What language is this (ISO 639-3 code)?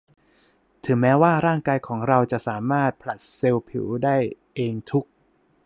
tha